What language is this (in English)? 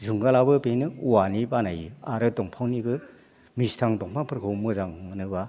Bodo